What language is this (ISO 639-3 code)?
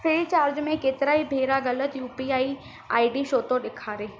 snd